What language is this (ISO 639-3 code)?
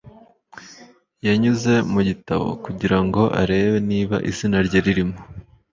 kin